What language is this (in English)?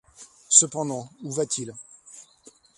French